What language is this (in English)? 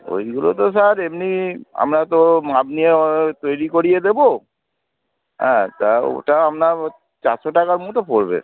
Bangla